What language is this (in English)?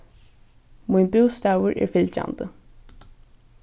Faroese